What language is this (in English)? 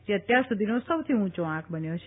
Gujarati